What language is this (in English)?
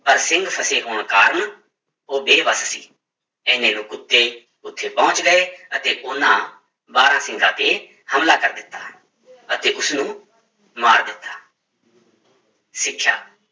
Punjabi